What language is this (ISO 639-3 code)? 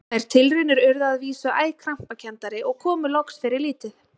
isl